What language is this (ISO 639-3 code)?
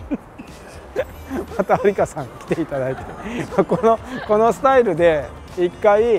jpn